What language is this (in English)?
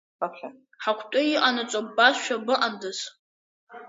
Abkhazian